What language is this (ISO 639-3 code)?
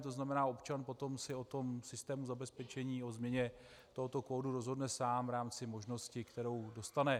ces